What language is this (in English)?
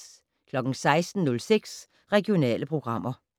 Danish